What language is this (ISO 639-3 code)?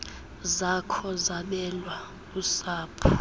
xho